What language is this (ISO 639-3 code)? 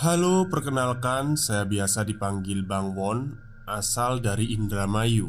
ind